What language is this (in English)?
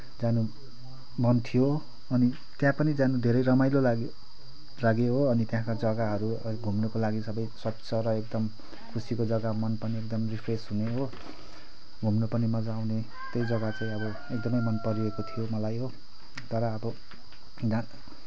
Nepali